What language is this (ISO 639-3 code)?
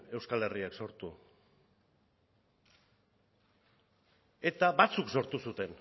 eus